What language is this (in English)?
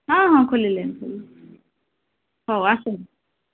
Odia